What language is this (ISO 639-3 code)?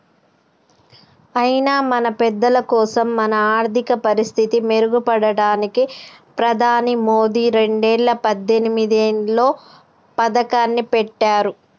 tel